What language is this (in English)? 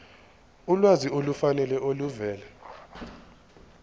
Zulu